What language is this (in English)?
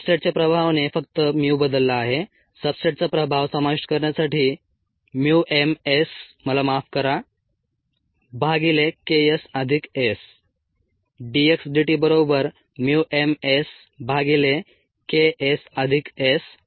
Marathi